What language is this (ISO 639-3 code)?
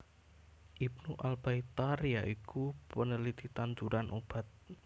jav